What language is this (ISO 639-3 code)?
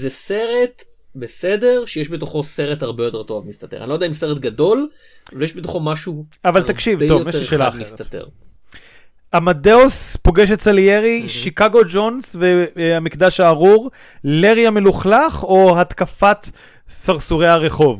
heb